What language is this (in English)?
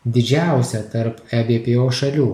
Lithuanian